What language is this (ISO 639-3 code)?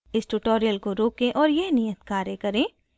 hin